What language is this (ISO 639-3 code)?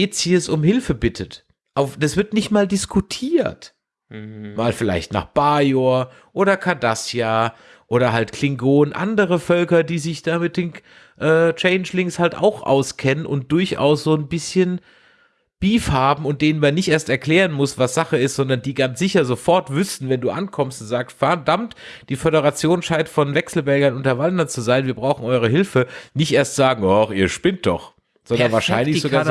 deu